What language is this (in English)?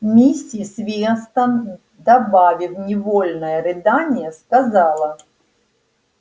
Russian